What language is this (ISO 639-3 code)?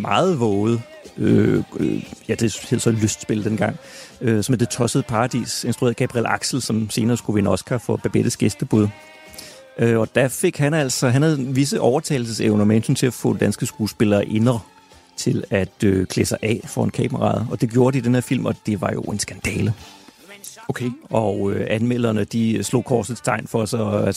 dan